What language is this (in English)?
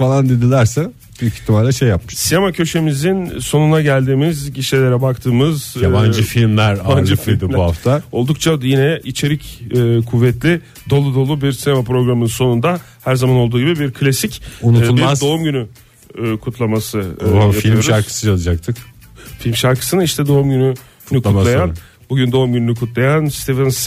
Turkish